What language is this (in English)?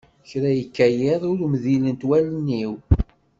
Kabyle